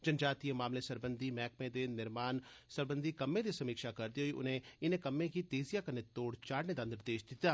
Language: Dogri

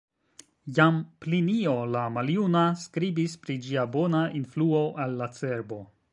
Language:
Esperanto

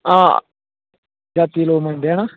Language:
Dogri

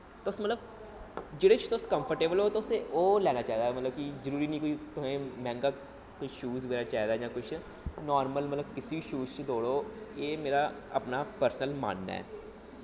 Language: Dogri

